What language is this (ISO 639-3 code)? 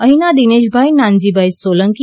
guj